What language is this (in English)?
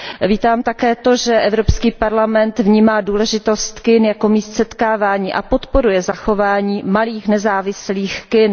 Czech